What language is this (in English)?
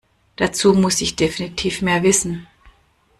German